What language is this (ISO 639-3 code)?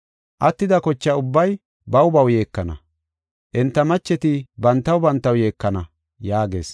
gof